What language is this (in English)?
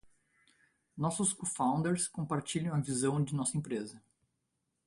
Portuguese